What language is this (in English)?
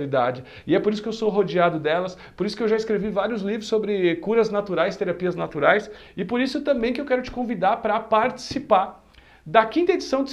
Portuguese